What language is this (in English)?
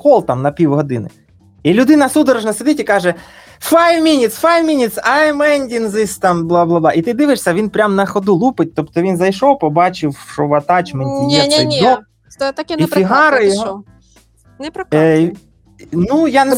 Ukrainian